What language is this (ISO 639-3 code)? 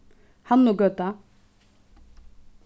fao